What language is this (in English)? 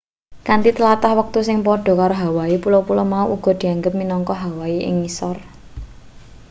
Javanese